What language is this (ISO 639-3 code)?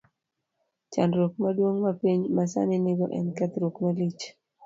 luo